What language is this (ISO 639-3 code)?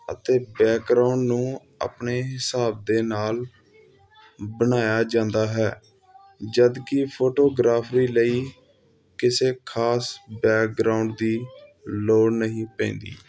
pan